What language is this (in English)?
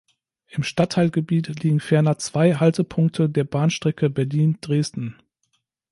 German